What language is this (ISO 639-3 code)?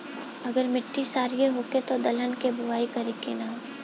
bho